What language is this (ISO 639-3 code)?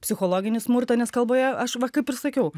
lit